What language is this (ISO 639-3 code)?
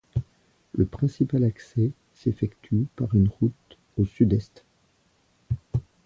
fra